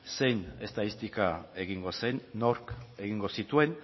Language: Basque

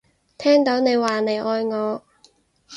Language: Cantonese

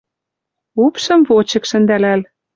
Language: Western Mari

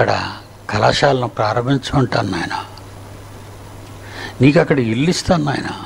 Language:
Hindi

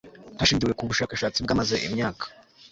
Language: Kinyarwanda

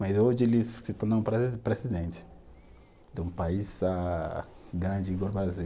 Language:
Portuguese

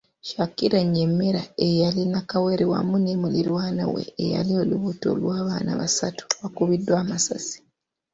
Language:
Ganda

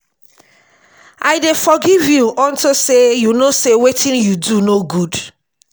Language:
Nigerian Pidgin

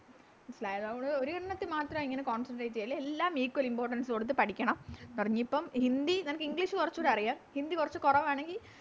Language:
Malayalam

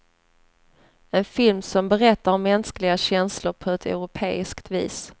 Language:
Swedish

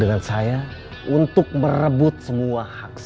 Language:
Indonesian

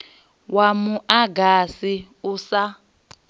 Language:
Venda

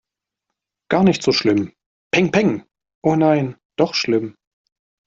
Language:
German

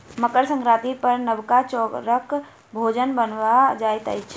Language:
Maithili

